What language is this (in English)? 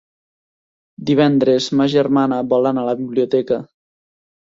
Catalan